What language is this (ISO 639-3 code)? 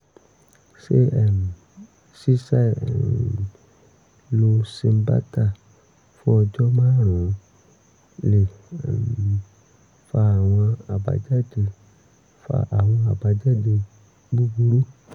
yor